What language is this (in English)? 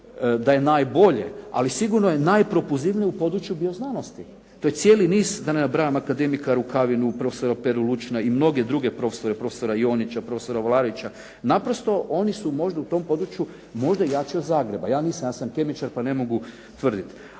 Croatian